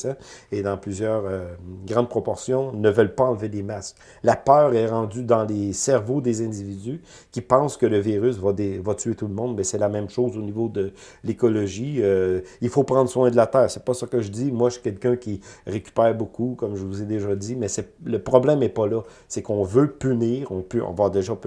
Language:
French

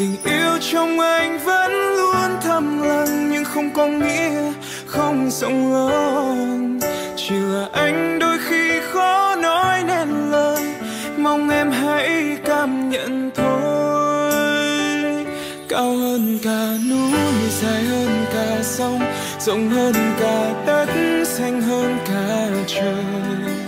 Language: Vietnamese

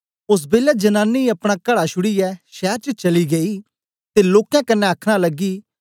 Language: Dogri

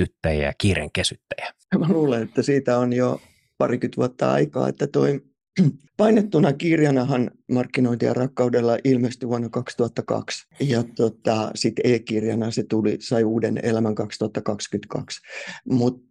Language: Finnish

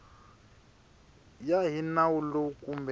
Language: Tsonga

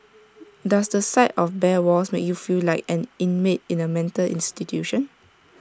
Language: English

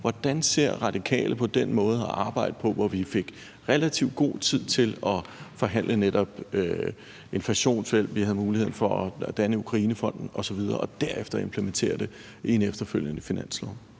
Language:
Danish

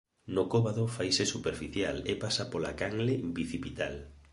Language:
Galician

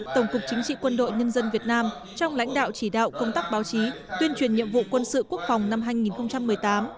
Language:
Vietnamese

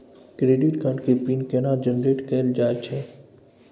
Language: Maithili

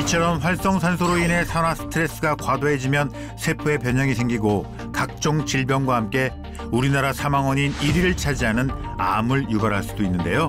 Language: Korean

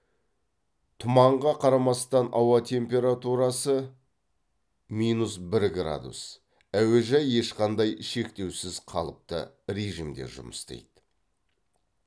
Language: Kazakh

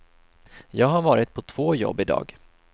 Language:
Swedish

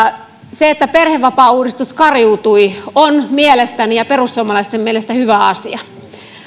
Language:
Finnish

